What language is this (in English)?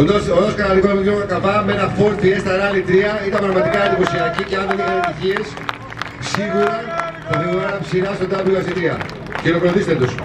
Greek